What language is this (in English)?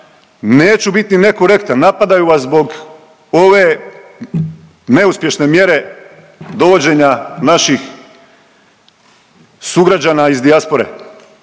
Croatian